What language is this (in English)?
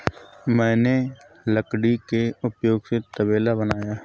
Hindi